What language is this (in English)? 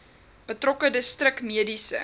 Afrikaans